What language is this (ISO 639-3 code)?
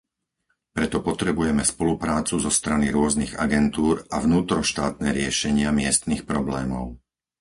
slk